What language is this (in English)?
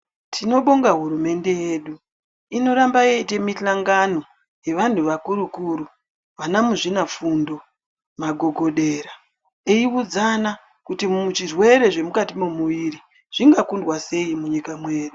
Ndau